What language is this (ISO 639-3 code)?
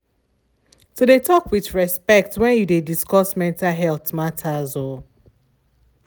pcm